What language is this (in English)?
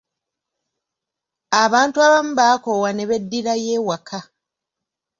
Ganda